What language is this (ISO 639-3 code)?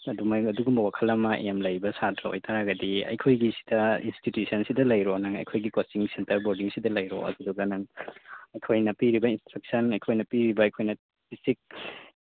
mni